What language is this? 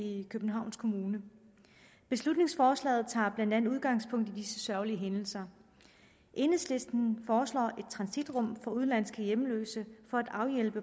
Danish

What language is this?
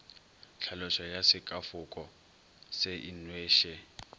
Northern Sotho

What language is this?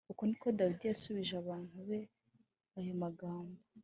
Kinyarwanda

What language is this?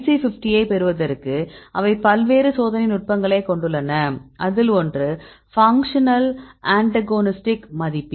Tamil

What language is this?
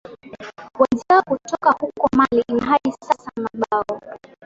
Swahili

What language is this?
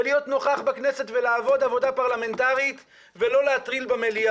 Hebrew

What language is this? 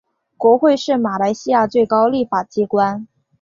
Chinese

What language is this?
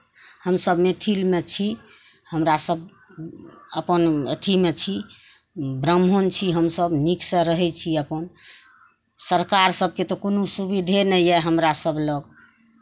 Maithili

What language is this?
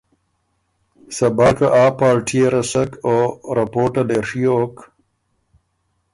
Ormuri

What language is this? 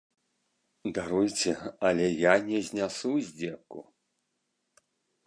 Belarusian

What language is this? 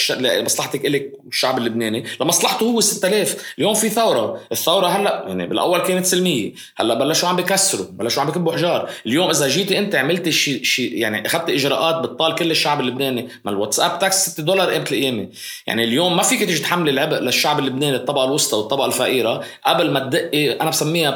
Arabic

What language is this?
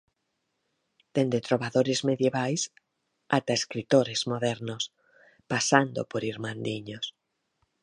Galician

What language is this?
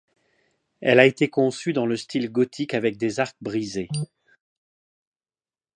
French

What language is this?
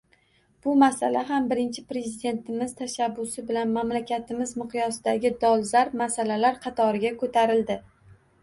Uzbek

